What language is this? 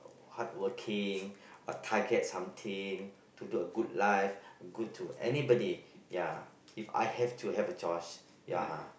English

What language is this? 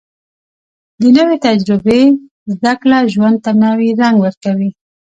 Pashto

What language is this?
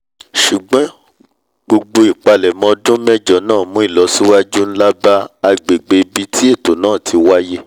Yoruba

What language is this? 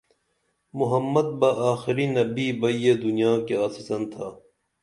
Dameli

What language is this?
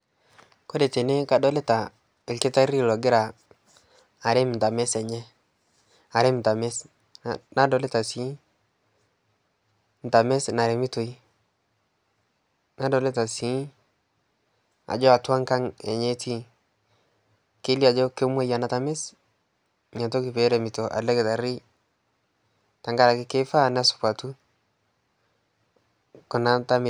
Masai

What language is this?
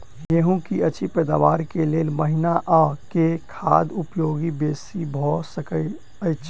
Maithili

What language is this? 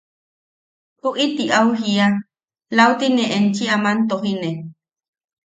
Yaqui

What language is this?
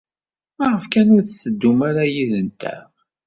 Kabyle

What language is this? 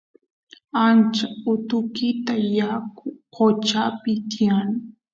Santiago del Estero Quichua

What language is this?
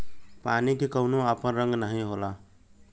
Bhojpuri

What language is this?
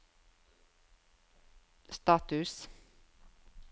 Norwegian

